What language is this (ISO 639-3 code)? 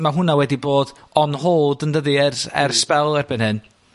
cym